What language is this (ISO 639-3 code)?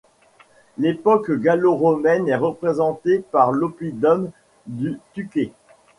fra